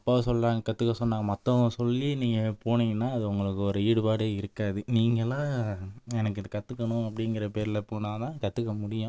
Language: Tamil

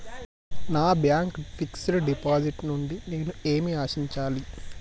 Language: Telugu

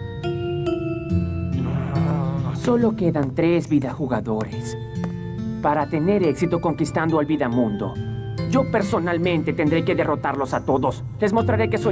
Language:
Spanish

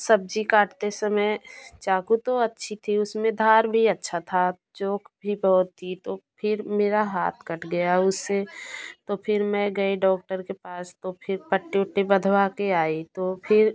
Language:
Hindi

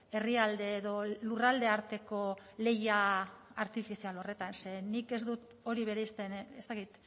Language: Basque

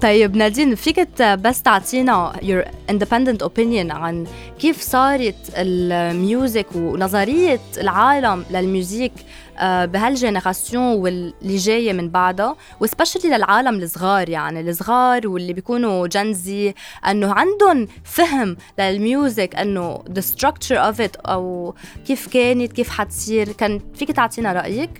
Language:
Arabic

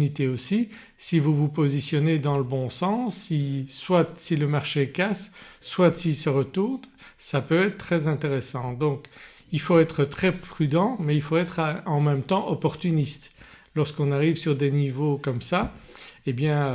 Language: French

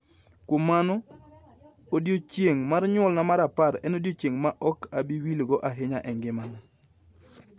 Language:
Luo (Kenya and Tanzania)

